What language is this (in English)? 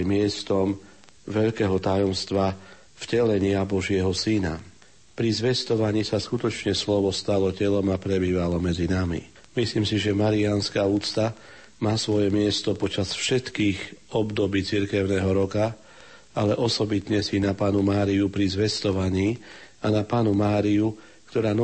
Slovak